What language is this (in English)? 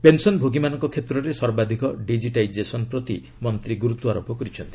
Odia